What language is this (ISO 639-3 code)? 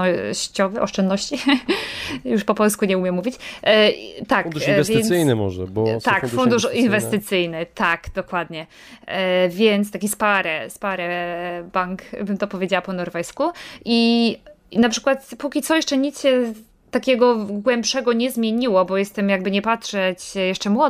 pol